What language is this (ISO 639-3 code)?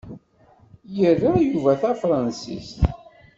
kab